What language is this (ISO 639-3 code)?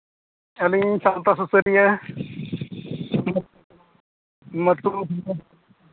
sat